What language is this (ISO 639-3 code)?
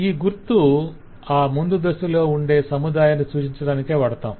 tel